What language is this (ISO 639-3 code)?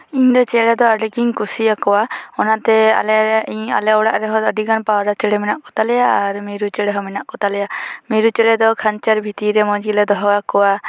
sat